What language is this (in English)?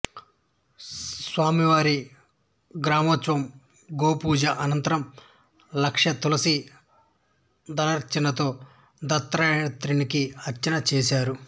Telugu